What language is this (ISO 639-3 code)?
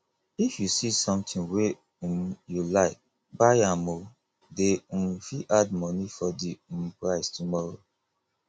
pcm